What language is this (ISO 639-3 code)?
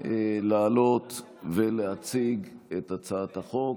heb